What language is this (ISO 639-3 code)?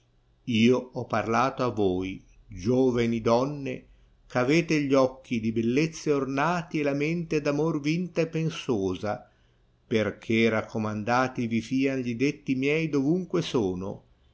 ita